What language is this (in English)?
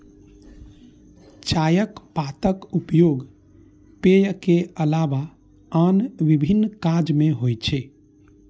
Maithili